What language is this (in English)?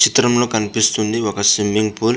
Telugu